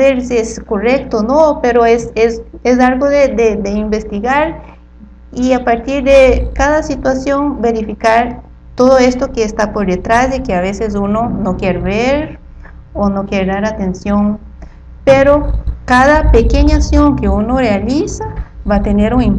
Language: Spanish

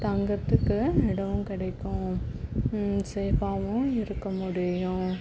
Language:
Tamil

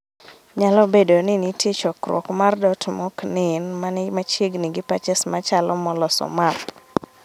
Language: Luo (Kenya and Tanzania)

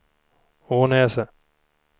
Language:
Swedish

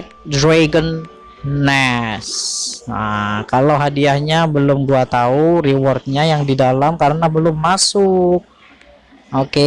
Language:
Indonesian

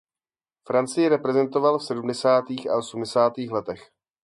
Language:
Czech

